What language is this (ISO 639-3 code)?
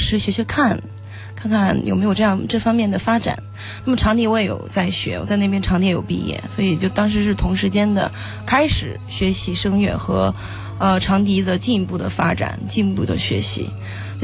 zho